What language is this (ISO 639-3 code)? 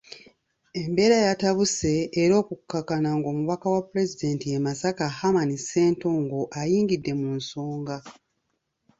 lug